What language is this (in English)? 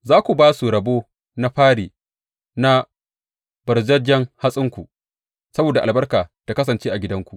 Hausa